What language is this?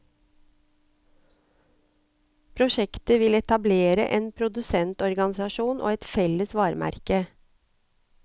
Norwegian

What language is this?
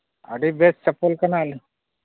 Santali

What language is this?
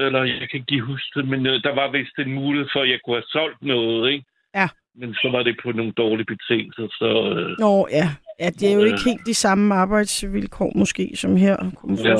Danish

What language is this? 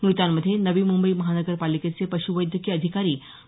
Marathi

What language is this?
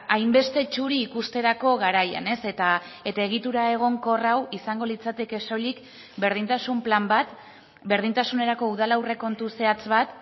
Basque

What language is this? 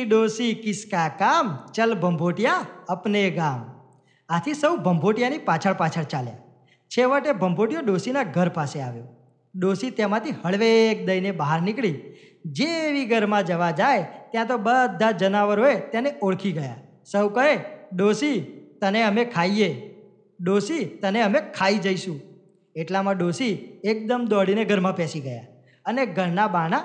Gujarati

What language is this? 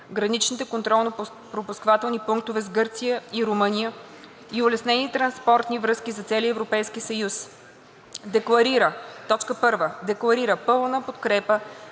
Bulgarian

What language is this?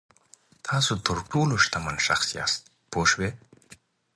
Pashto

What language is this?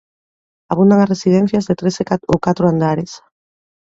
Galician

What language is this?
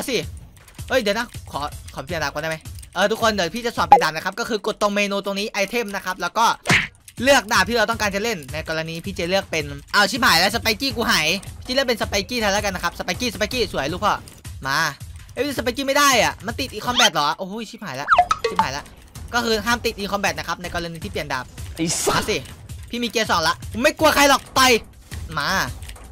Thai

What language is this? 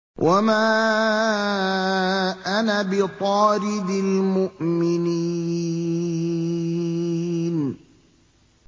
Arabic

